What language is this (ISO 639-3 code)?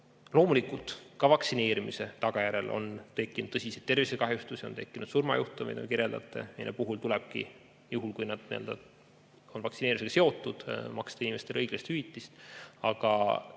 est